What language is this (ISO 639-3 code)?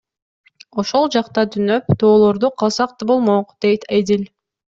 kir